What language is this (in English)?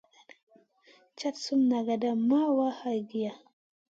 Masana